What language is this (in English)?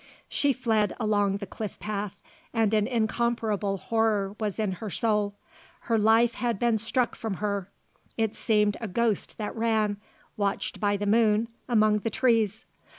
English